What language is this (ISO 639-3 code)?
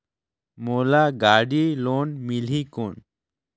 hne